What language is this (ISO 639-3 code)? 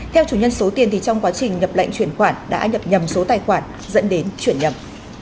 vie